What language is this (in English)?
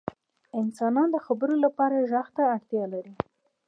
Pashto